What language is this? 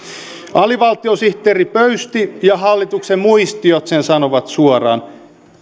Finnish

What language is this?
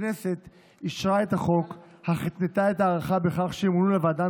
Hebrew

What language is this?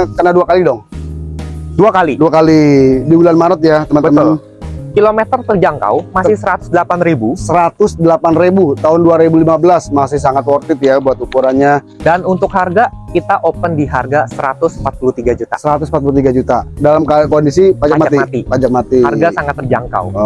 Indonesian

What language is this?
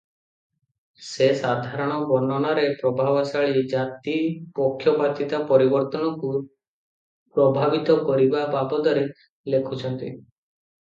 Odia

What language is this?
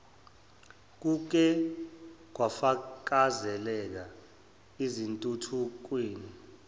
Zulu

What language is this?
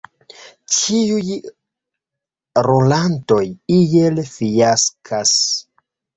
Esperanto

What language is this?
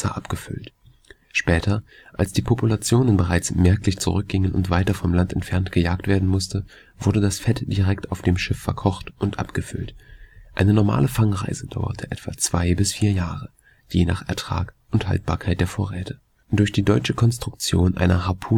German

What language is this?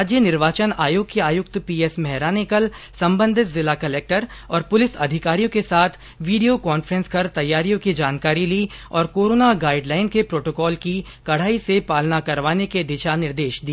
Hindi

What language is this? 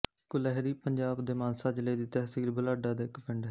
Punjabi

